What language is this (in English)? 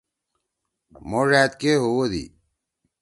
Torwali